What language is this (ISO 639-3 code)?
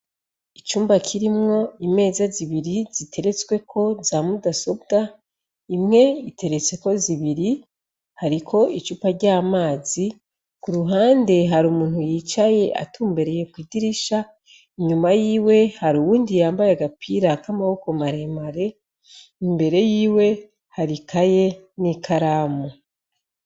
run